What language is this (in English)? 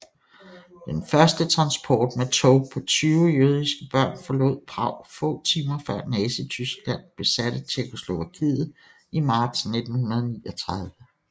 Danish